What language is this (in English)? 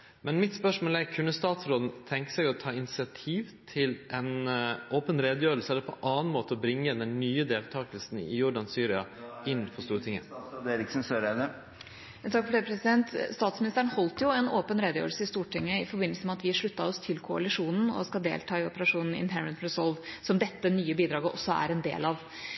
Norwegian